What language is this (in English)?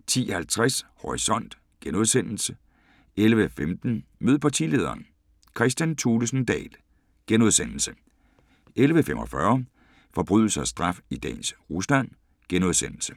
Danish